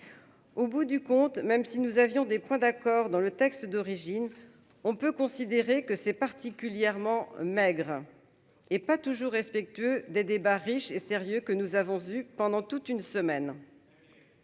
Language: French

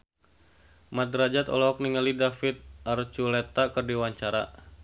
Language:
Sundanese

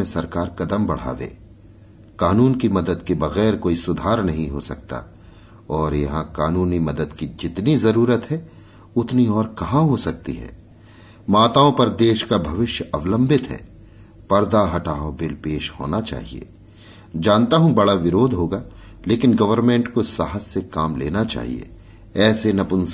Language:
Hindi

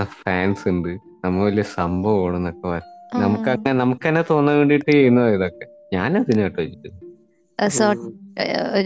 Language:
Malayalam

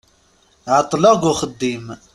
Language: Kabyle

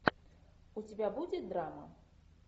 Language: Russian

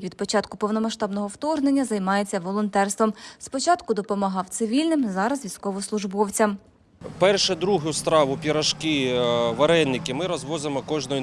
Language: Ukrainian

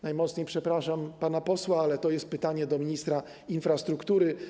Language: Polish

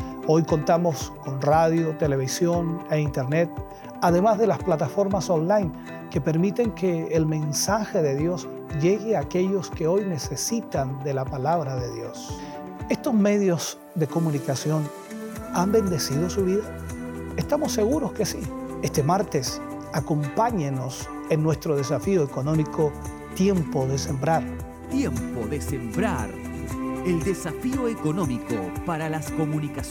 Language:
Spanish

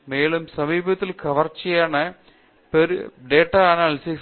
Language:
Tamil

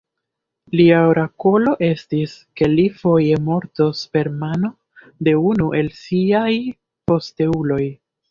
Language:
Esperanto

